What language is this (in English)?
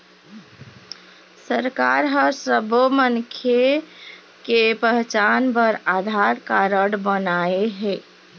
Chhattisgarhi